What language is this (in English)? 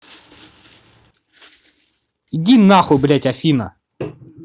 Russian